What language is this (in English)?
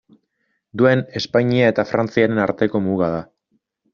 Basque